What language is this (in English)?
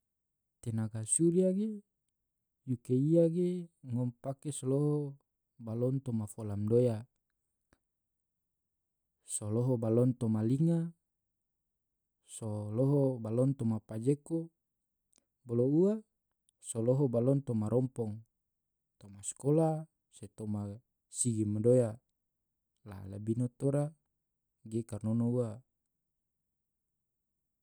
Tidore